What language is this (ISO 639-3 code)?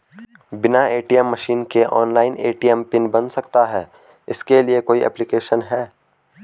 hin